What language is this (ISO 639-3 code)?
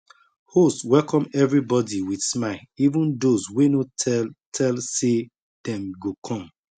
pcm